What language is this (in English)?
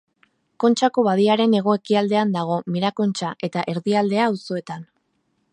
Basque